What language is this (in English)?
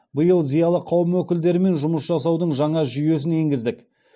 Kazakh